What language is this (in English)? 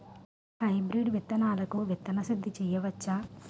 Telugu